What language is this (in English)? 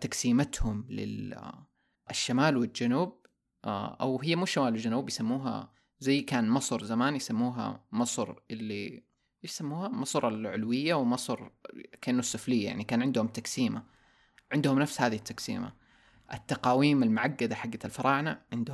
Arabic